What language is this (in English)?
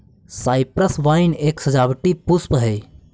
Magahi